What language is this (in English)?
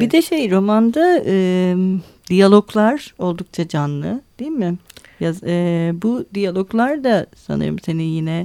Turkish